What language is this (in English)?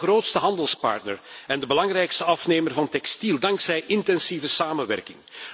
Dutch